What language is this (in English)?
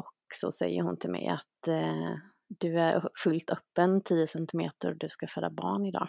Swedish